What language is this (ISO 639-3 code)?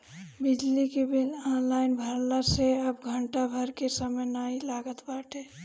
bho